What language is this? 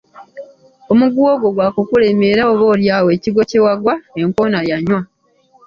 Ganda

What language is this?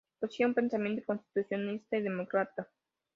Spanish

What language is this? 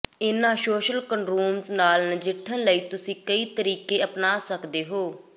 Punjabi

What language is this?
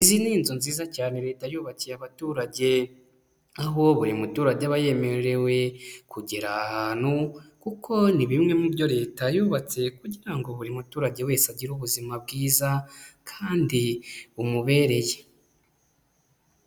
Kinyarwanda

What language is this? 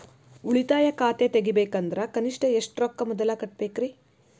Kannada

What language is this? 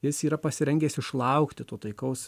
Lithuanian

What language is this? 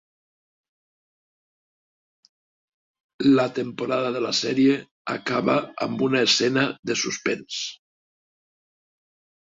Catalan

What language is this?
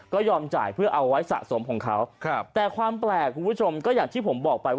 Thai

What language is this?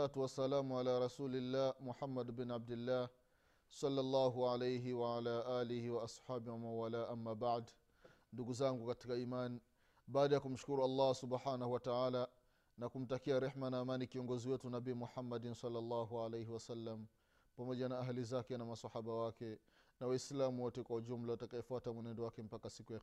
Swahili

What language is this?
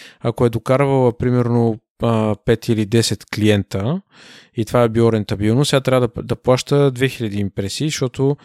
Bulgarian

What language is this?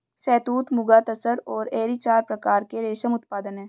Hindi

